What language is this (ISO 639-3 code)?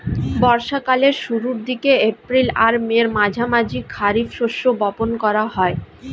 ben